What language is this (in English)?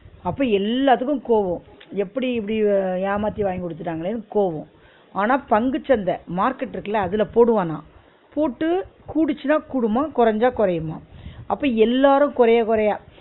Tamil